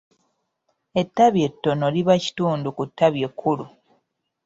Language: Ganda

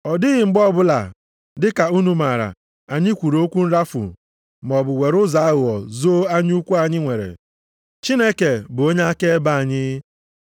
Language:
Igbo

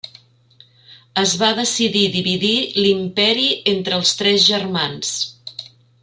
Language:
Catalan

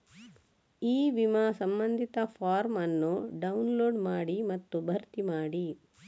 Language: Kannada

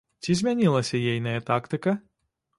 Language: Belarusian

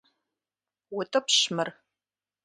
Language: Kabardian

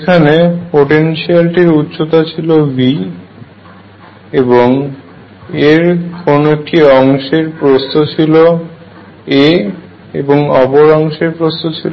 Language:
Bangla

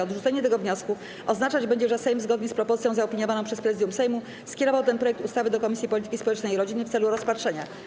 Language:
Polish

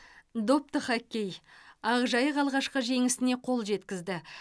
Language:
Kazakh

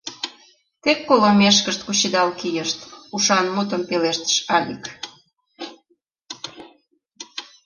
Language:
Mari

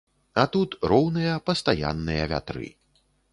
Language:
Belarusian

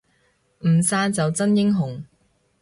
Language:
Cantonese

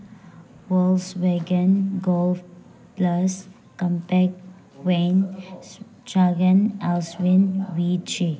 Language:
Manipuri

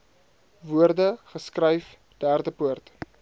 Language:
Afrikaans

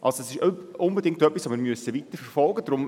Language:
Swiss German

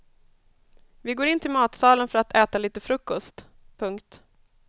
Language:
Swedish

